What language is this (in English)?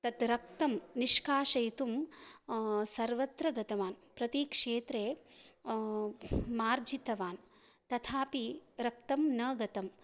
Sanskrit